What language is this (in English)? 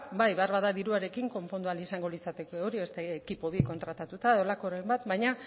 Basque